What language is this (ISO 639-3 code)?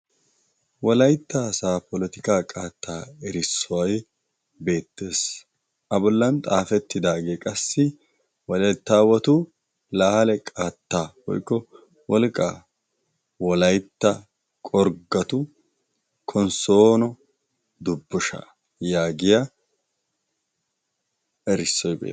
wal